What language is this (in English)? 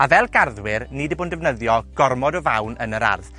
Welsh